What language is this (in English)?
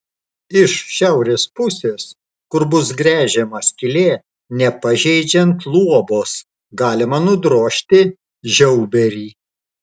Lithuanian